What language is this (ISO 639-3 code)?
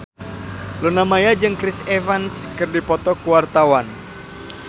sun